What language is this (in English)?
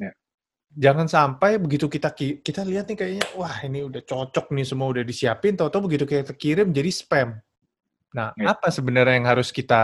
Indonesian